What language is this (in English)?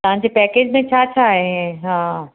Sindhi